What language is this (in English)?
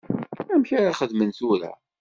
Kabyle